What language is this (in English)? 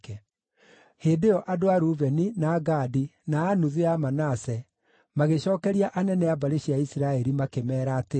Kikuyu